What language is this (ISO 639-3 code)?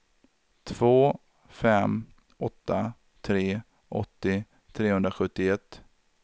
swe